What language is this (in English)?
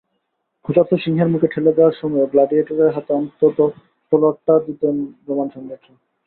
Bangla